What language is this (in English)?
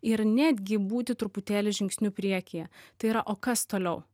Lithuanian